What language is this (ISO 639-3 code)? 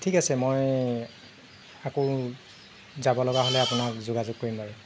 asm